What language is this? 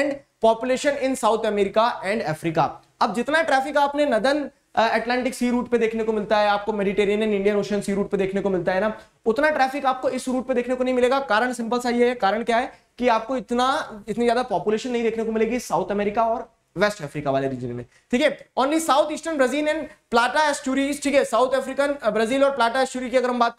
Hindi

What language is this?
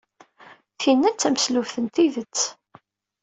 Kabyle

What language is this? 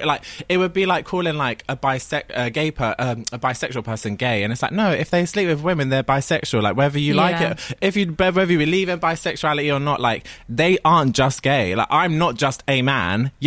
English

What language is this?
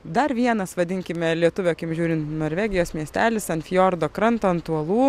Lithuanian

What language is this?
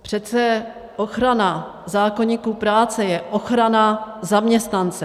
Czech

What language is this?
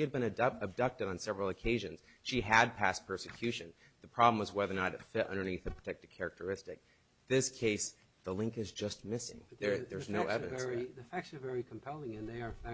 English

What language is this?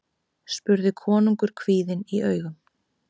Icelandic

